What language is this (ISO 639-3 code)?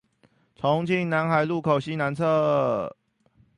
zho